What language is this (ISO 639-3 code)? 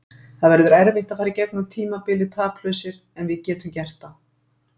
isl